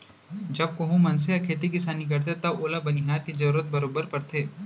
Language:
Chhattisgarhi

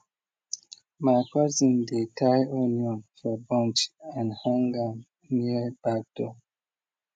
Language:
Nigerian Pidgin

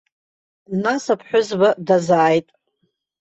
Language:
Abkhazian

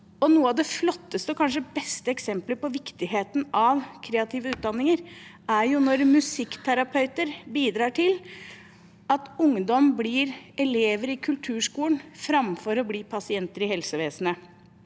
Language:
Norwegian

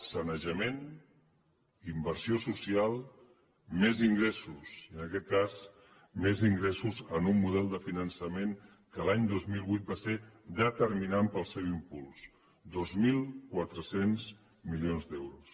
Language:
Catalan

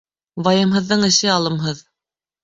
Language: Bashkir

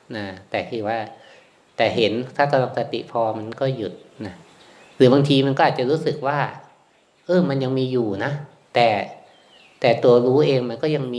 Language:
Thai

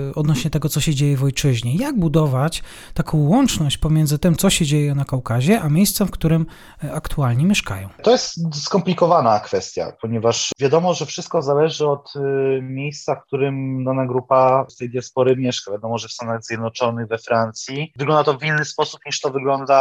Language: Polish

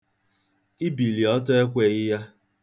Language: Igbo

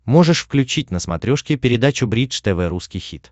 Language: Russian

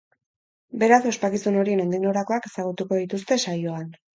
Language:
Basque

